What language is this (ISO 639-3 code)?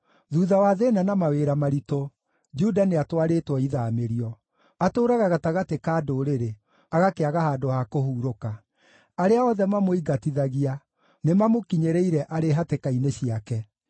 kik